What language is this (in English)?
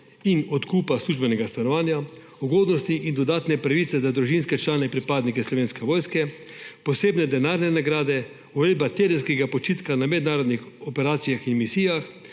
Slovenian